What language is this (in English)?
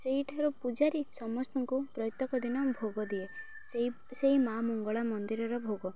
Odia